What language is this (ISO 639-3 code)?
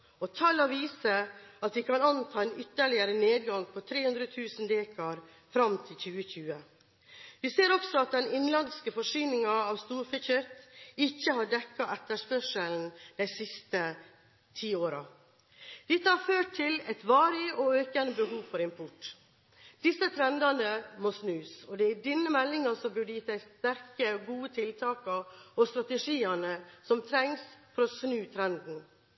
nob